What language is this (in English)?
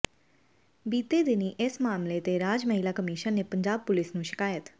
Punjabi